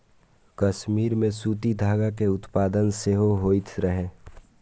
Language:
Maithili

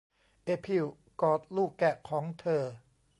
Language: Thai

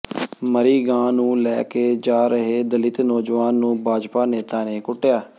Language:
Punjabi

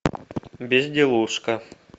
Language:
Russian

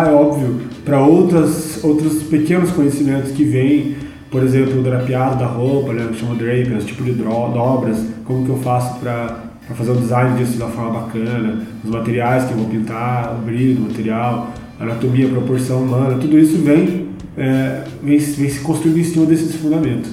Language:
Portuguese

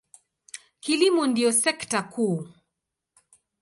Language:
Swahili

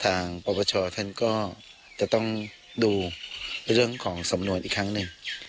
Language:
Thai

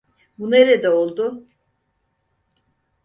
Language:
Turkish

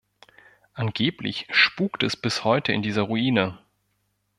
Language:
German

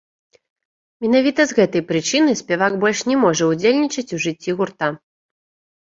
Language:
Belarusian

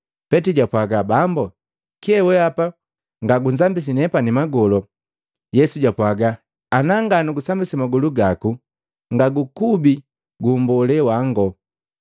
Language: Matengo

